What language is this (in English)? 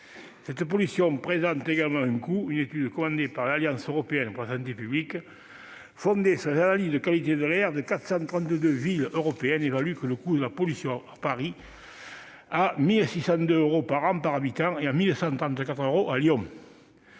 French